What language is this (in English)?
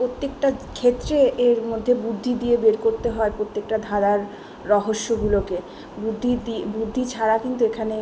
Bangla